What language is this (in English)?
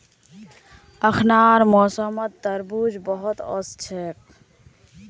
Magahi